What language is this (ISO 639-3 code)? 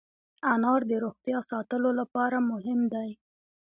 pus